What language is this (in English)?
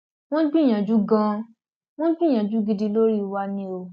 Yoruba